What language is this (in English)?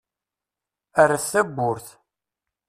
Kabyle